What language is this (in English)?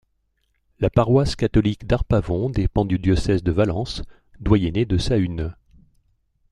French